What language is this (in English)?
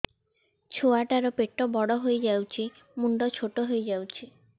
Odia